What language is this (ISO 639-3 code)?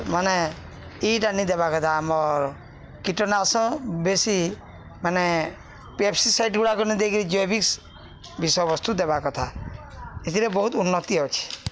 ori